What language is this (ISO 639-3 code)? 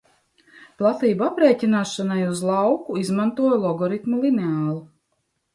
lav